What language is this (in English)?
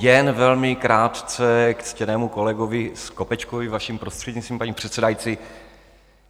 Czech